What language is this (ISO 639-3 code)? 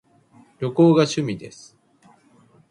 jpn